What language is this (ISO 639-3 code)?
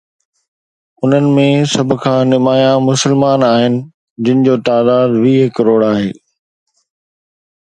snd